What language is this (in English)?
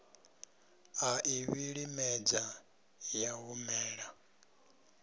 Venda